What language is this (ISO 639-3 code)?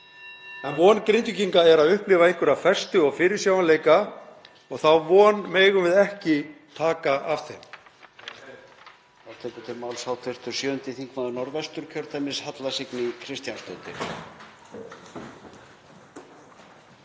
isl